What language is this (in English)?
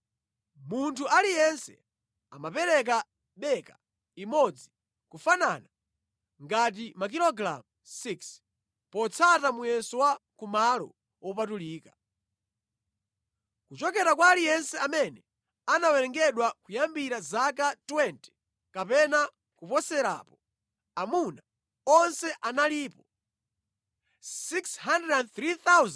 Nyanja